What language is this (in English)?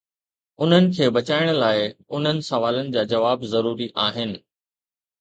Sindhi